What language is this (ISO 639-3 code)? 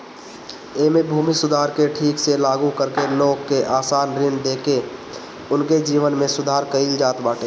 bho